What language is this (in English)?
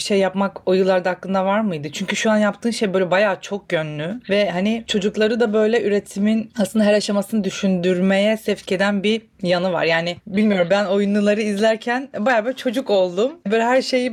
Turkish